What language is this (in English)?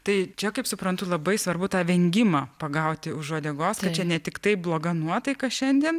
Lithuanian